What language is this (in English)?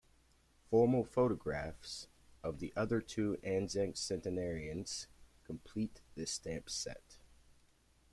English